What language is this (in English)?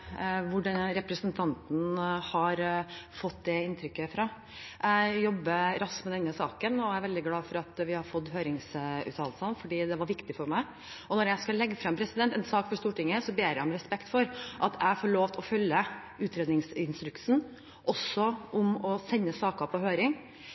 Norwegian Bokmål